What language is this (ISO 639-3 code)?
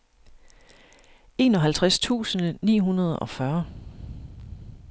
dan